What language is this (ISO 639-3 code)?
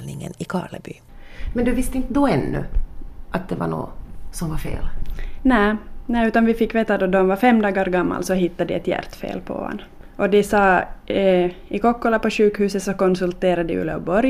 swe